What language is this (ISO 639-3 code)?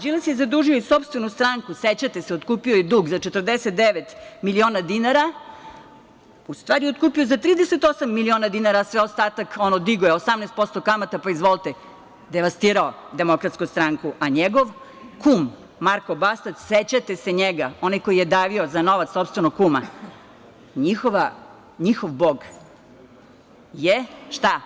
srp